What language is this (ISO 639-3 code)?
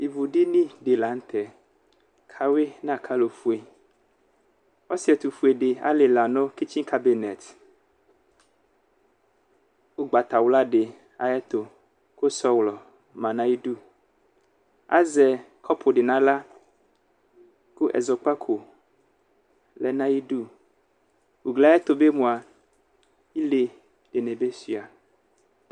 kpo